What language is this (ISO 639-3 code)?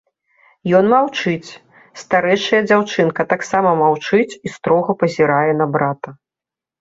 bel